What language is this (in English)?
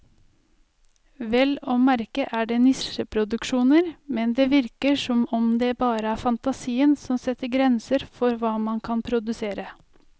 Norwegian